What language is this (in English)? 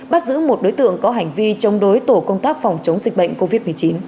Vietnamese